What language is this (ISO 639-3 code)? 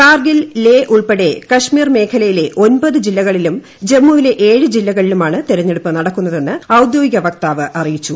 mal